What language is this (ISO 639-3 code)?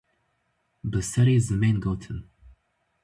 kur